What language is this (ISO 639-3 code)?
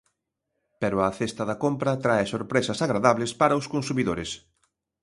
glg